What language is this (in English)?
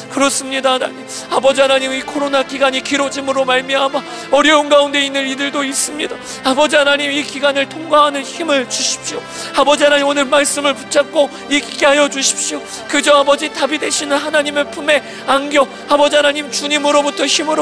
Korean